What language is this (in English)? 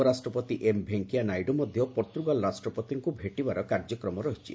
Odia